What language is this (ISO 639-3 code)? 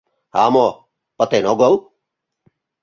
chm